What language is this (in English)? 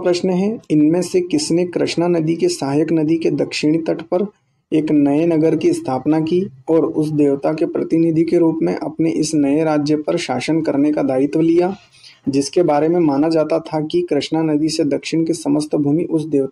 Hindi